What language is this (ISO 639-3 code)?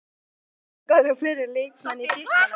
isl